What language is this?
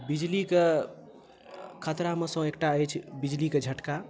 Maithili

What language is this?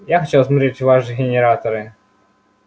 Russian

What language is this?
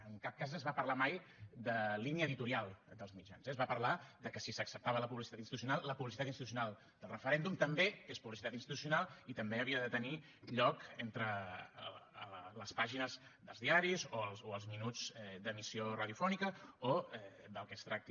Catalan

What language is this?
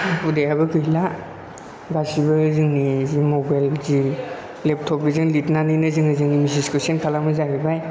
Bodo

